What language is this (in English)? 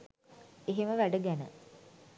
Sinhala